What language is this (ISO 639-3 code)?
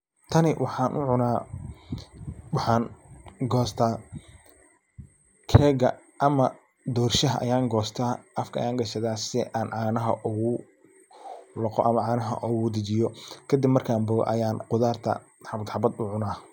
som